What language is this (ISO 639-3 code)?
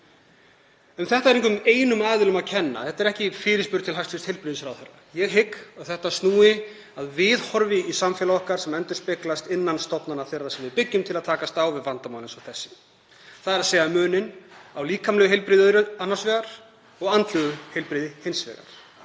isl